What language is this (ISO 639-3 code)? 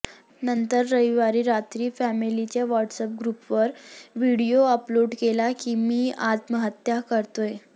mar